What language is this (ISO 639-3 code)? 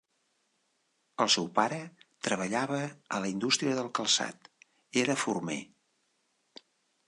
cat